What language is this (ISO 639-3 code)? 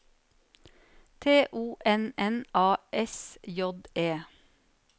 nor